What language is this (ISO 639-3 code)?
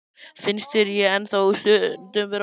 isl